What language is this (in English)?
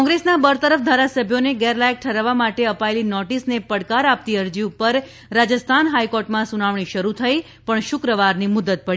Gujarati